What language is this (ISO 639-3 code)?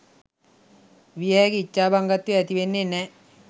sin